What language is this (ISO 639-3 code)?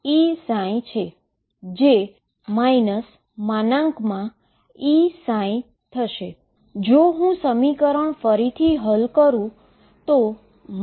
guj